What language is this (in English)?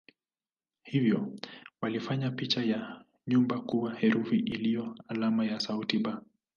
Swahili